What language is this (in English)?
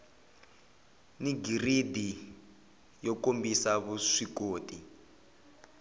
Tsonga